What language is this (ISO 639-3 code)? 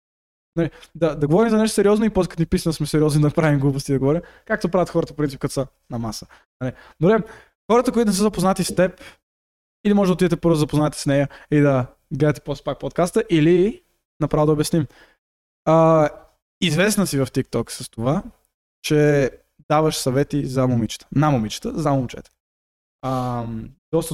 bul